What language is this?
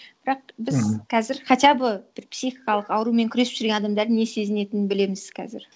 Kazakh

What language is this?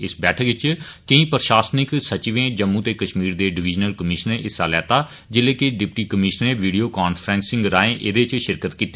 Dogri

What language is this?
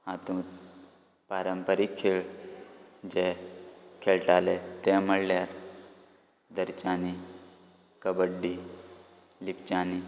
Konkani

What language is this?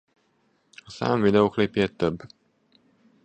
Hungarian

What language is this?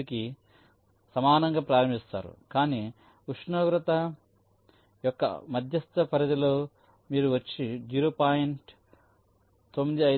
Telugu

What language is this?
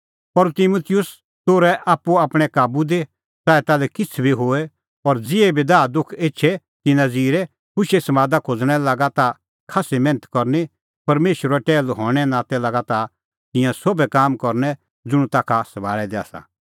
Kullu Pahari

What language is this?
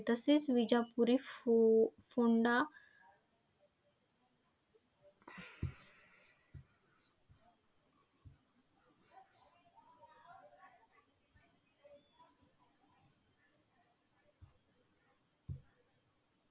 Marathi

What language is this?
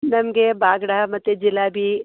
Kannada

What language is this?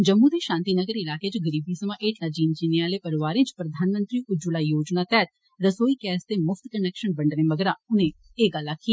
Dogri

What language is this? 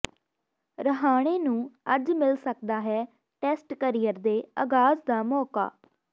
Punjabi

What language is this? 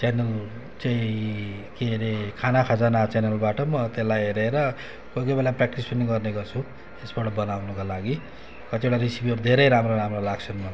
Nepali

